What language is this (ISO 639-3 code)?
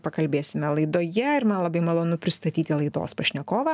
lit